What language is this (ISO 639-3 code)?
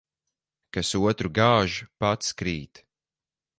lav